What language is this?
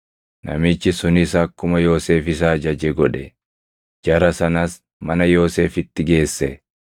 Oromo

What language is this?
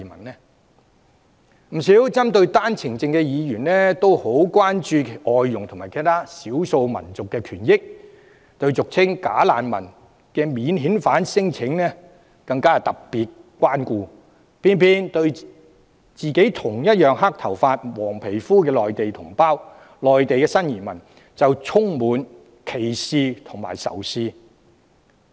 Cantonese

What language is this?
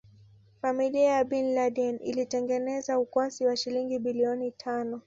Swahili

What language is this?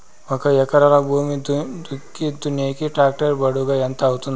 Telugu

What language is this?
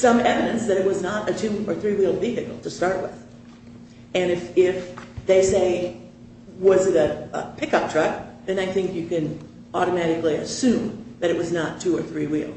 English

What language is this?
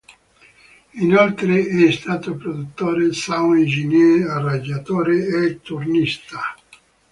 Italian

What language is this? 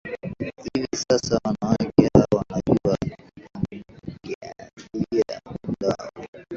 Swahili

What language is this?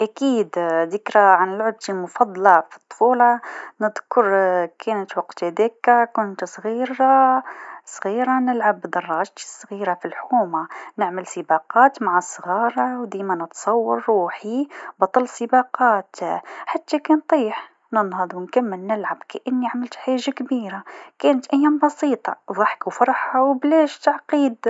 Tunisian Arabic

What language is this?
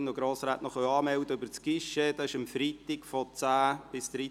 Swiss German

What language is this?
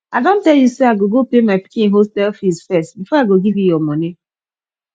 Nigerian Pidgin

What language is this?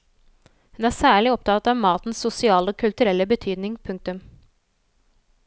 Norwegian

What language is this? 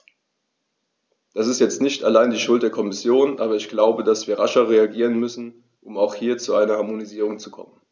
German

